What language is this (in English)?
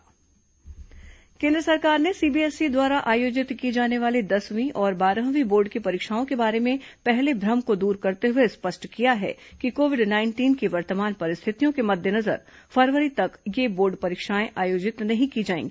Hindi